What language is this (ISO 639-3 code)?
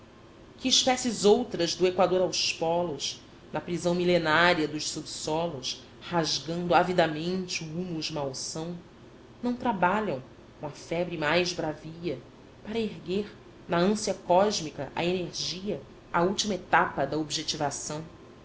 por